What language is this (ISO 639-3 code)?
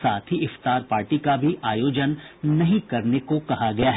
hin